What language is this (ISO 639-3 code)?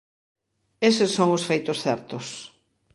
glg